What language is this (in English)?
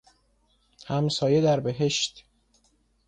Persian